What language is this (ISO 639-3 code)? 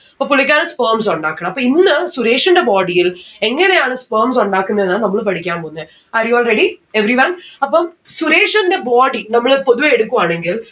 mal